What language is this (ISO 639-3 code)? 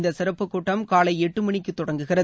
tam